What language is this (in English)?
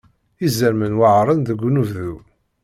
Kabyle